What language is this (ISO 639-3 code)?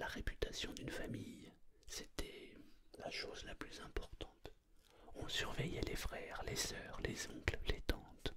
fra